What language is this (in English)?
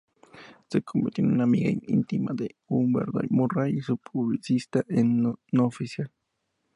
Spanish